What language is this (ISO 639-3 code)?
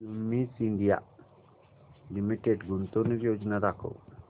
mar